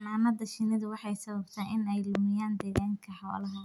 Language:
Somali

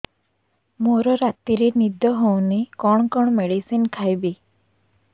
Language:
Odia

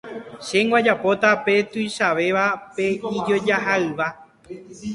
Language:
Guarani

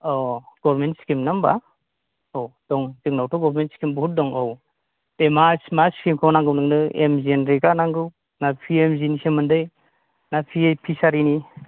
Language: Bodo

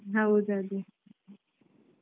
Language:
Kannada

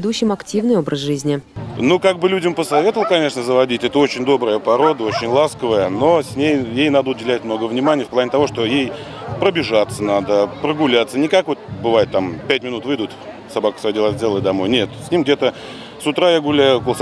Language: Russian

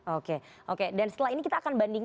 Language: Indonesian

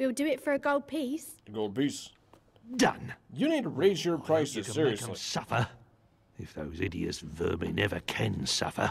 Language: English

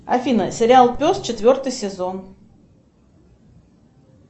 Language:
Russian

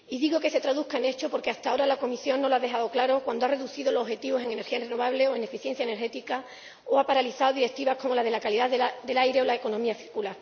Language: Spanish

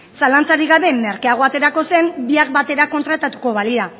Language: Basque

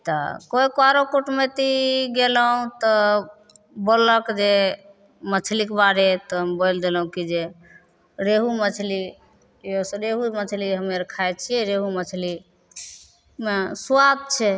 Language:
Maithili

